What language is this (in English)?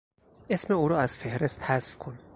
Persian